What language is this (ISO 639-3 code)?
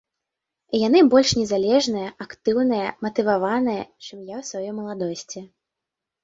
bel